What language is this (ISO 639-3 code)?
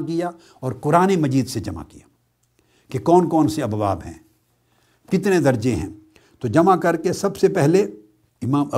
urd